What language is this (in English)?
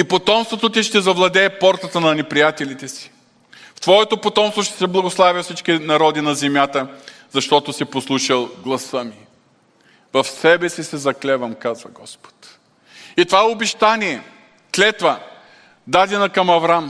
Bulgarian